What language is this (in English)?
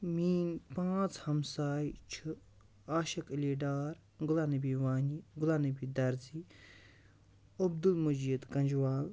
Kashmiri